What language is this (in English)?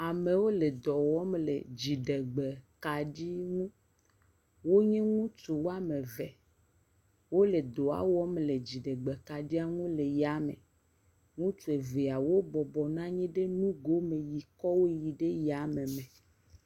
Ewe